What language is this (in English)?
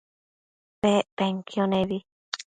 Matsés